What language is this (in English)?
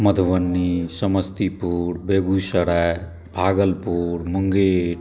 Maithili